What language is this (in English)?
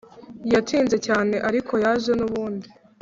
Kinyarwanda